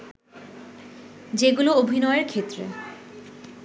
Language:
Bangla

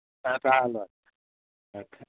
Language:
Manipuri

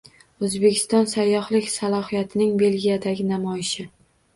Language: Uzbek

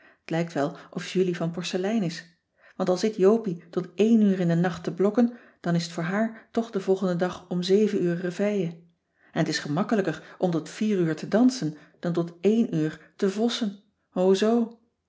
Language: Dutch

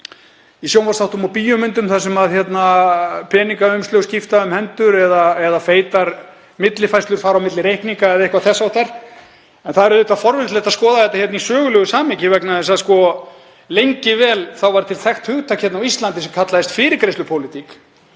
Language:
Icelandic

